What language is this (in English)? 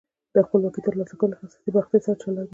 Pashto